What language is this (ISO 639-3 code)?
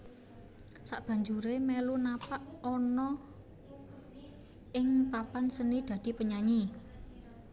jav